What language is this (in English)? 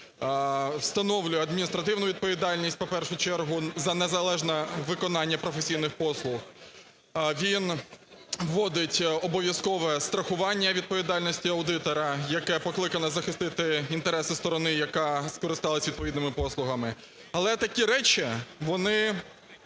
Ukrainian